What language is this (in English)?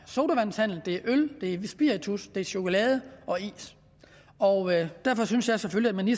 Danish